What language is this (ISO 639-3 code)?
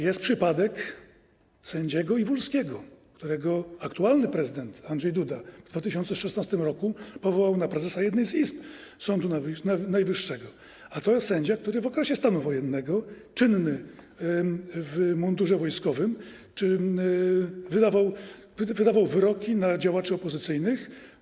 pol